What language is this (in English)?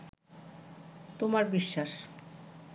Bangla